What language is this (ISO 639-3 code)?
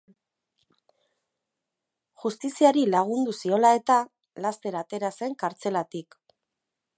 eus